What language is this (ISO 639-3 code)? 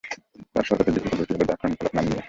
ben